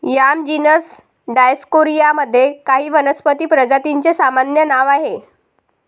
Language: Marathi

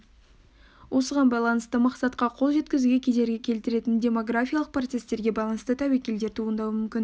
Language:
Kazakh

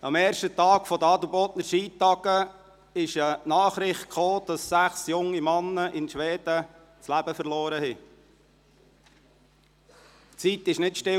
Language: Swiss German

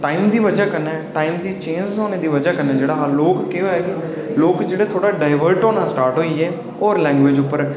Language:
Dogri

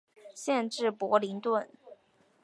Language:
Chinese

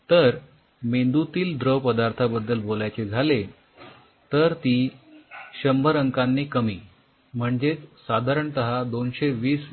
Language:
Marathi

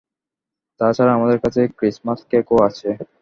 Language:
Bangla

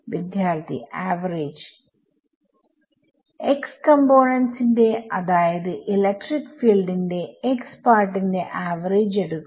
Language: Malayalam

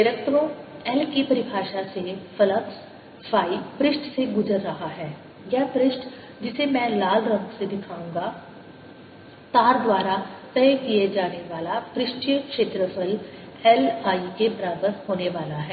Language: Hindi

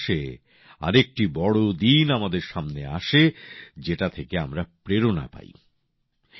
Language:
Bangla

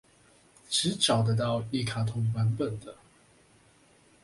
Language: Chinese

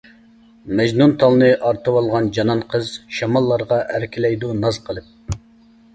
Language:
Uyghur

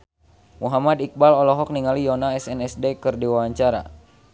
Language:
Sundanese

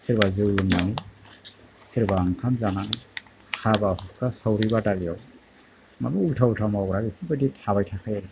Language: Bodo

